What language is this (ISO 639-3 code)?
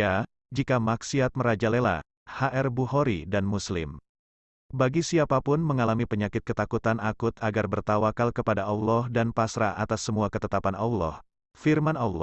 ind